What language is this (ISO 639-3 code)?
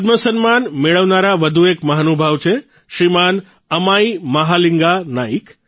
guj